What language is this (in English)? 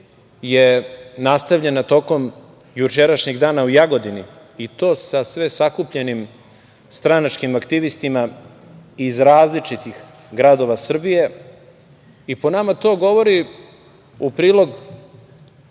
Serbian